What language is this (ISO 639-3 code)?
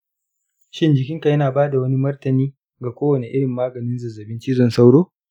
hau